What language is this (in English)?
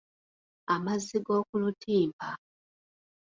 Ganda